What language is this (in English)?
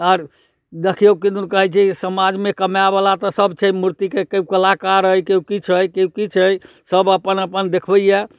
Maithili